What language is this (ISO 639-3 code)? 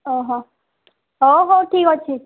ori